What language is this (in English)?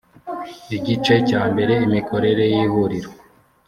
Kinyarwanda